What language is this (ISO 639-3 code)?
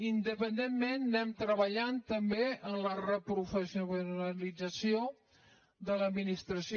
cat